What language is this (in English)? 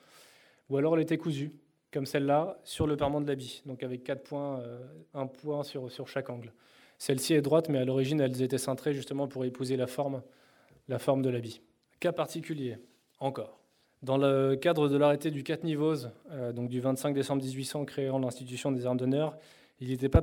French